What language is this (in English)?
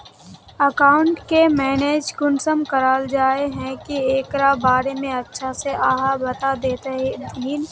Magahi